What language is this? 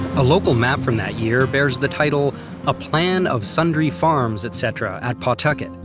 English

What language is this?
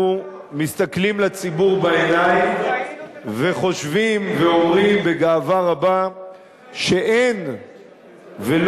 Hebrew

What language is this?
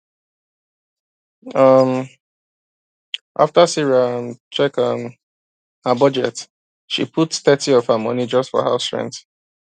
Nigerian Pidgin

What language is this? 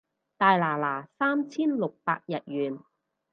Cantonese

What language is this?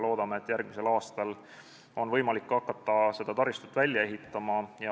Estonian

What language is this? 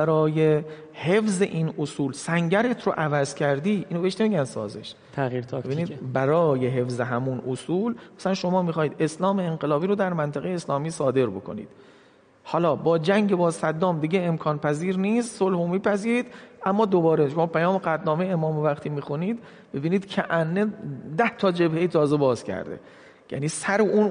Persian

